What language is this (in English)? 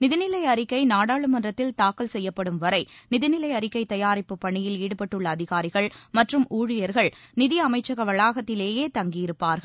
Tamil